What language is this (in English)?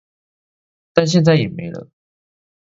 Chinese